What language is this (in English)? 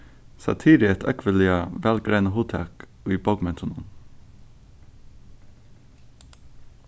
Faroese